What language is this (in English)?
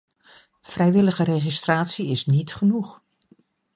Dutch